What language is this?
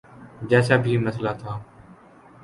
Urdu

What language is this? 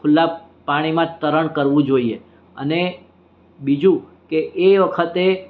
Gujarati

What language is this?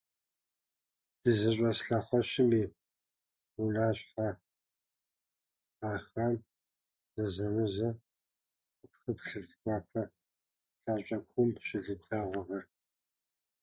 Kabardian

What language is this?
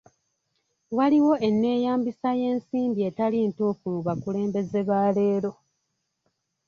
Ganda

